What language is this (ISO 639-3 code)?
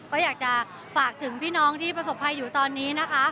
tha